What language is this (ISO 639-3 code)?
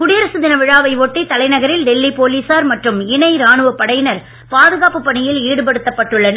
tam